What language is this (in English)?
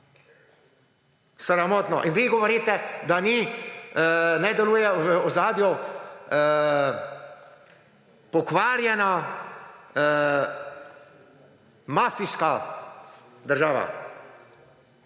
Slovenian